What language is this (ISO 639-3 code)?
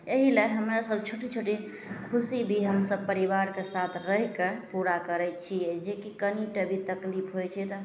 mai